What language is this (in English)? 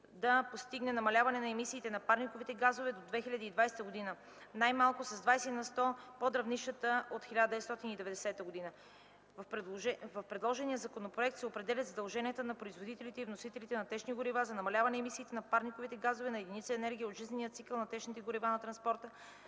Bulgarian